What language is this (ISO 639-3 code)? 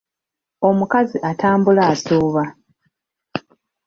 lug